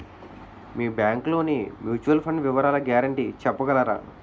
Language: Telugu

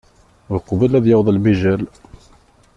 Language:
Kabyle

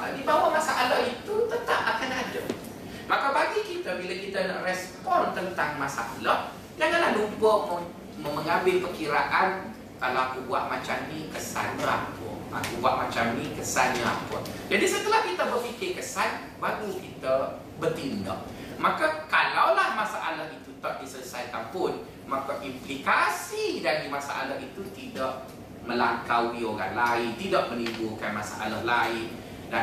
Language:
Malay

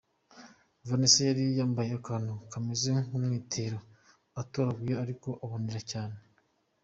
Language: Kinyarwanda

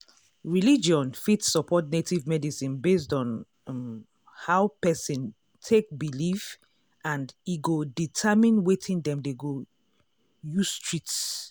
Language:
Nigerian Pidgin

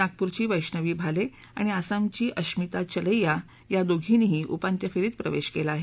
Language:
Marathi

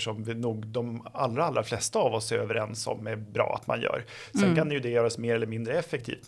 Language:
Swedish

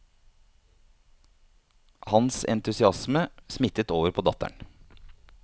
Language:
Norwegian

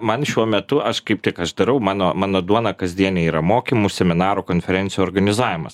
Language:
Lithuanian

